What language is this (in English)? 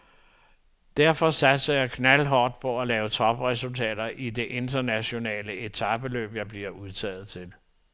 Danish